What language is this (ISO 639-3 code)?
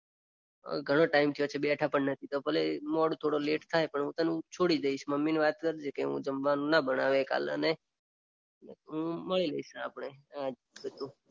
guj